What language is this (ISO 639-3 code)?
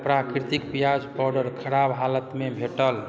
mai